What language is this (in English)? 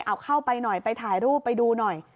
Thai